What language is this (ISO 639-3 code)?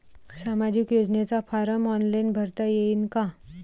mar